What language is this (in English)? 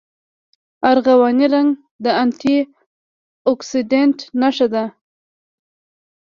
Pashto